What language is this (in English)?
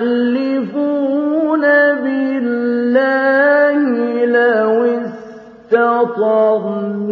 Arabic